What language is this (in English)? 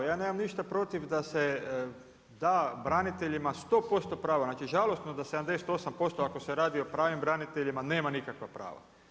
Croatian